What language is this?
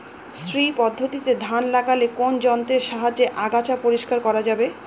Bangla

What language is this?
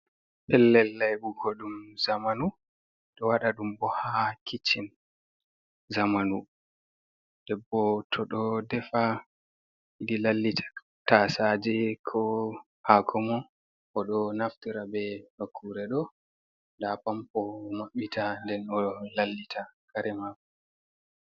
Fula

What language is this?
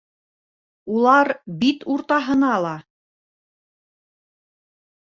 Bashkir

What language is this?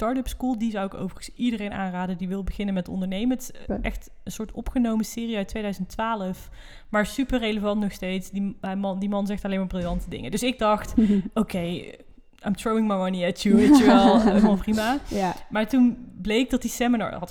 Dutch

